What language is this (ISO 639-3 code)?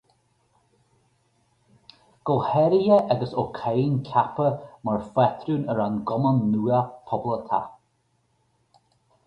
gle